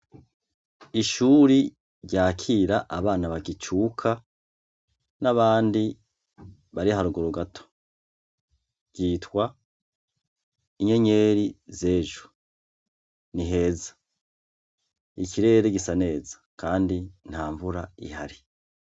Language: Rundi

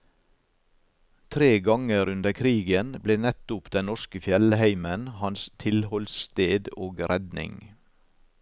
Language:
Norwegian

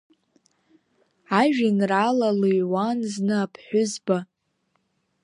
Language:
Abkhazian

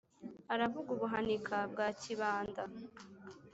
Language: Kinyarwanda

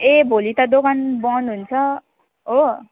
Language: Nepali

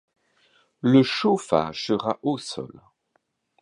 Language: French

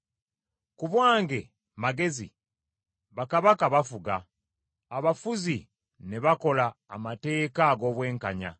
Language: Ganda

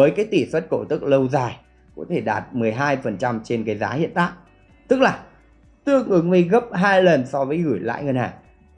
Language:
Vietnamese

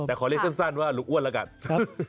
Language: Thai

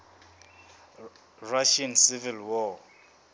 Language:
Southern Sotho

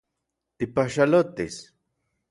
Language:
Central Puebla Nahuatl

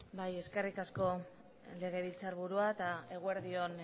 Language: Basque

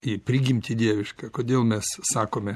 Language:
Lithuanian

